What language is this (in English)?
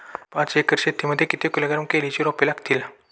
Marathi